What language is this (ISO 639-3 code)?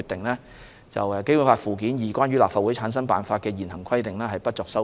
yue